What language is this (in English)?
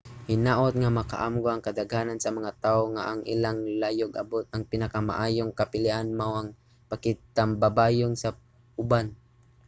Cebuano